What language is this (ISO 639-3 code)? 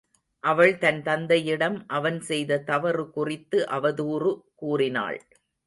tam